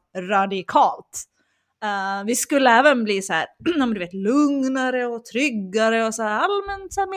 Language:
Swedish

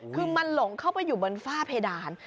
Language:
Thai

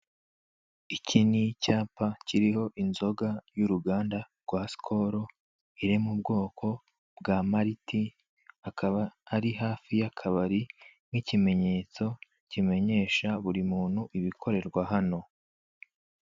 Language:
Kinyarwanda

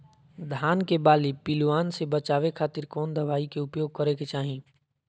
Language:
Magahi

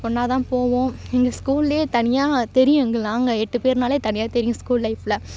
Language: Tamil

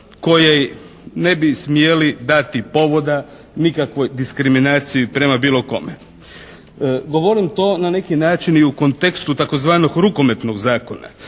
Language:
Croatian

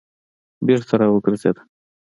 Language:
Pashto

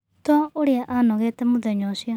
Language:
Kikuyu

